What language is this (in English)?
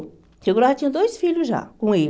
Portuguese